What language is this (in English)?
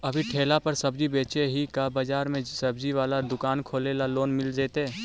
Magahi